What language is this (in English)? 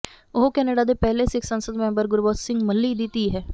Punjabi